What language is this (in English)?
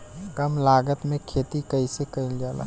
Bhojpuri